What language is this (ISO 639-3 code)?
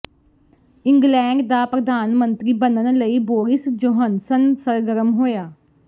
pan